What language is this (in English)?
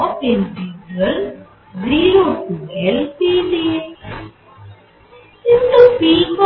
Bangla